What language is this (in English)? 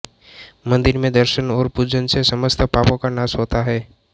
Hindi